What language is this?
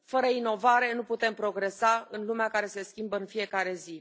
Romanian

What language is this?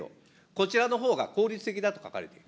Japanese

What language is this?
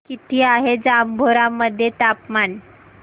Marathi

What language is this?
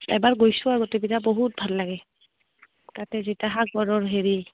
Assamese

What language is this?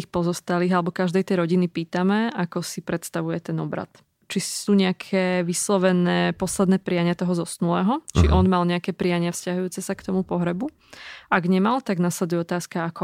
Slovak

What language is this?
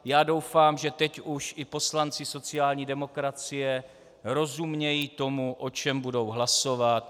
Czech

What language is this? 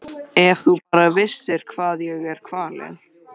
Icelandic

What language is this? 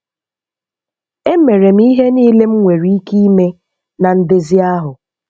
Igbo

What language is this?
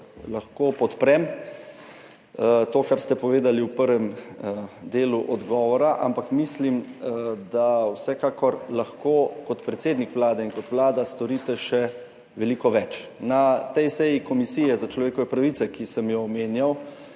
Slovenian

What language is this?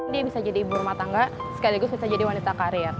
Indonesian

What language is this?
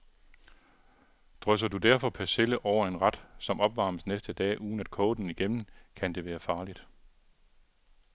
Danish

